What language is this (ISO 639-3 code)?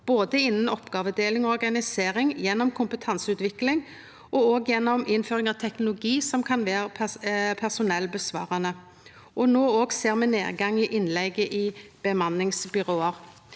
nor